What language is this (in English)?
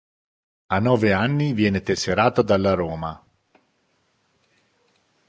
Italian